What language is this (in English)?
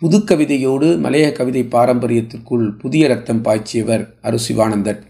Tamil